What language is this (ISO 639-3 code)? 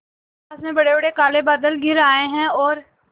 hin